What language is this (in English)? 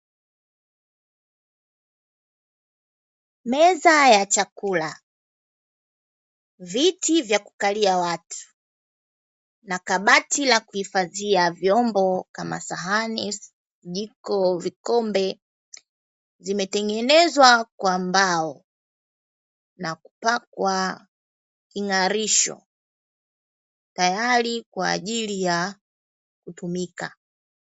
Swahili